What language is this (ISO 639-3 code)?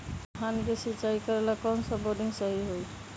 mag